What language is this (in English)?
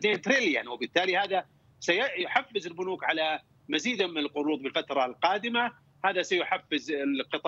Arabic